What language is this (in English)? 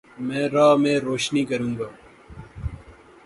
Urdu